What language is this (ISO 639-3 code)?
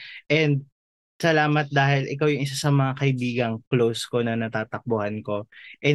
fil